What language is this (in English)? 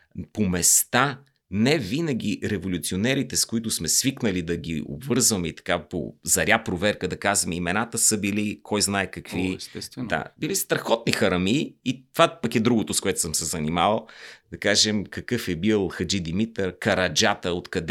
Bulgarian